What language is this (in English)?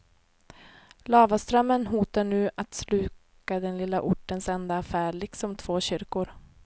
Swedish